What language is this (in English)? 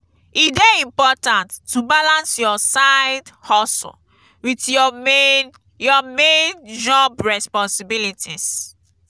Nigerian Pidgin